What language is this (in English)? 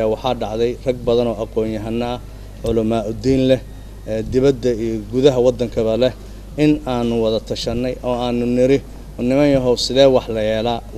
Arabic